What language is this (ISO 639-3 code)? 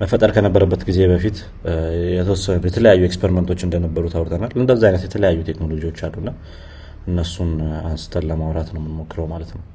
amh